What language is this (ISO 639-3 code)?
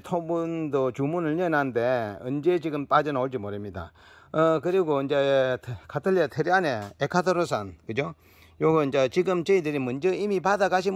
kor